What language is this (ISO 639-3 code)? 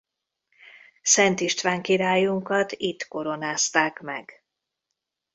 hun